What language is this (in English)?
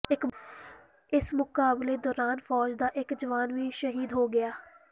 Punjabi